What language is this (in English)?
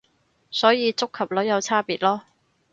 Cantonese